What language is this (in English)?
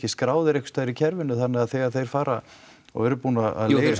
Icelandic